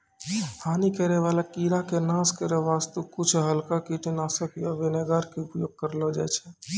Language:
Maithili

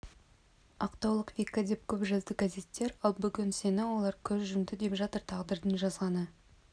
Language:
Kazakh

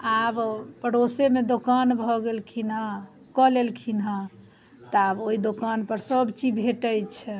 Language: Maithili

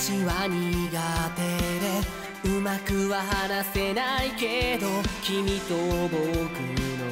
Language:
Japanese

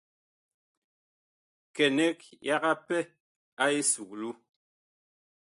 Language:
Bakoko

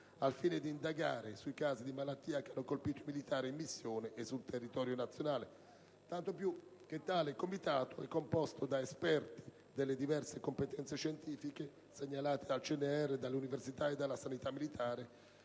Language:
Italian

